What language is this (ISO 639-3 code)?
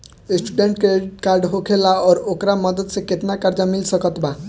bho